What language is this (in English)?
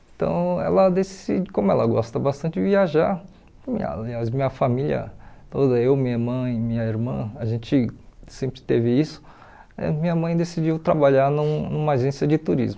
Portuguese